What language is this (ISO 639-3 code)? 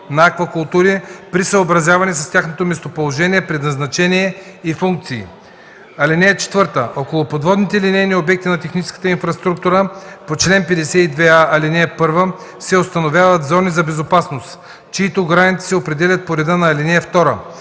bul